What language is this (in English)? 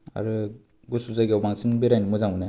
Bodo